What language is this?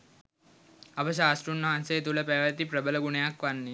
Sinhala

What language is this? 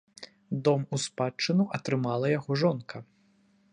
Belarusian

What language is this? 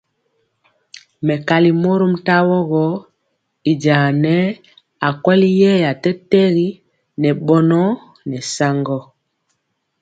Mpiemo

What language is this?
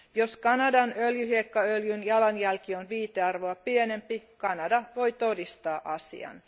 Finnish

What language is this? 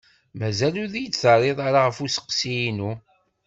Kabyle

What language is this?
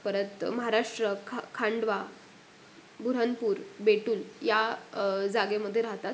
Marathi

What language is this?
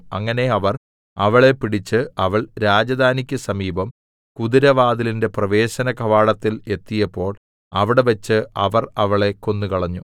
Malayalam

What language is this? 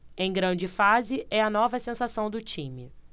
Portuguese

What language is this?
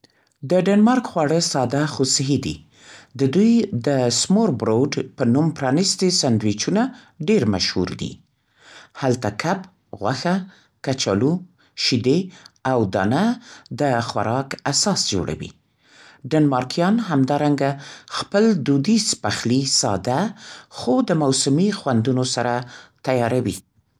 Central Pashto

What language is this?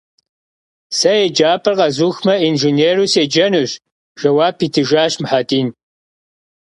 Kabardian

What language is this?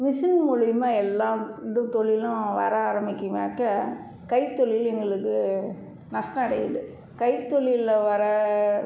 Tamil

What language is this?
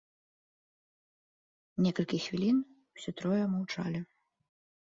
Belarusian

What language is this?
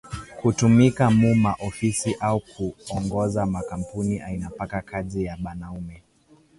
Swahili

